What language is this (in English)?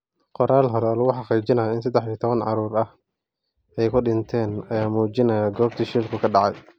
Somali